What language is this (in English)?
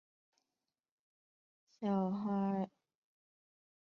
Chinese